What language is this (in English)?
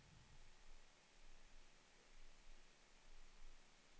Swedish